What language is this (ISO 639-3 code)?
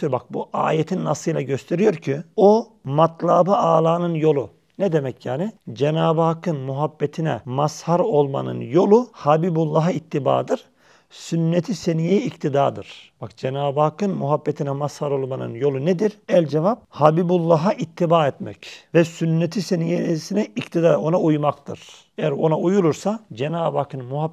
tur